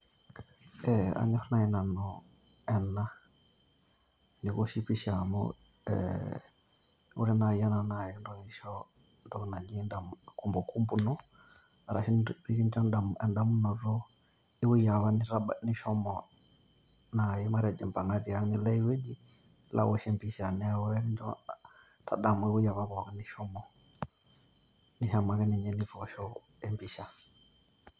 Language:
Masai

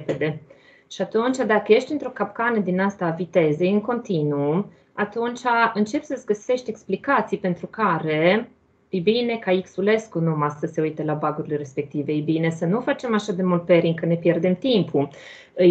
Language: Romanian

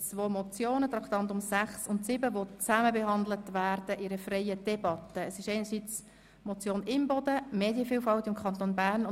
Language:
Swiss German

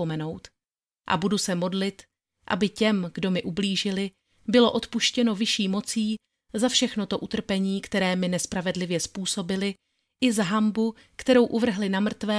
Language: Czech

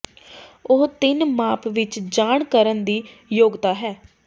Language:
Punjabi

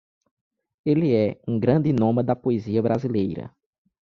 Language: Portuguese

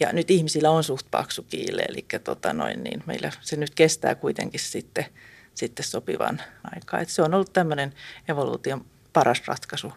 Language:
Finnish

